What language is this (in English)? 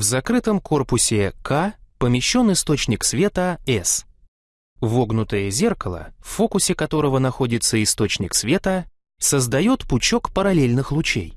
Russian